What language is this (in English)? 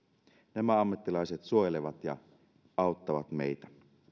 Finnish